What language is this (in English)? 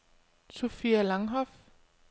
Danish